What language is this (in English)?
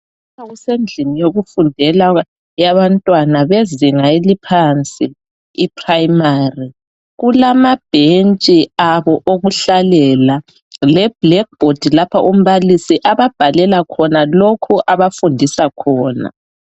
North Ndebele